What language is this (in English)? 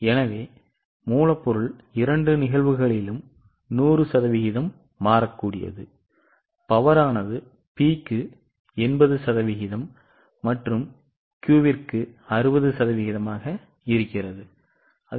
Tamil